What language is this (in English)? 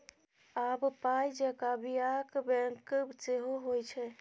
Maithili